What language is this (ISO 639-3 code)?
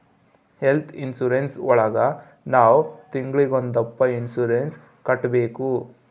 kan